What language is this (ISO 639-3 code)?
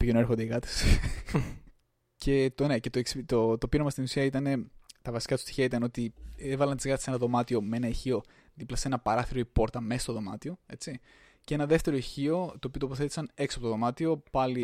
ell